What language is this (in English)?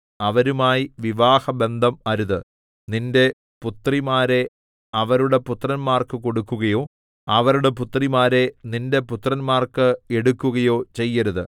Malayalam